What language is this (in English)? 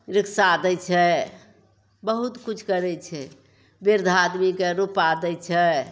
Maithili